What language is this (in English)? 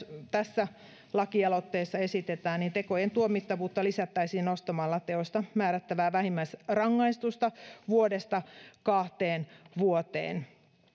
Finnish